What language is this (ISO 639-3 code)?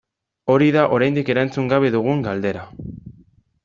eus